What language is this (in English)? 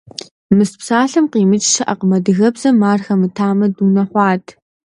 Kabardian